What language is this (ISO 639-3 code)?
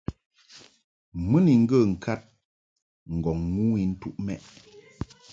mhk